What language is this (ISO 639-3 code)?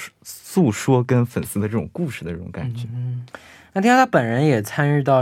zho